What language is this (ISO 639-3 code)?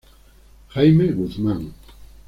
spa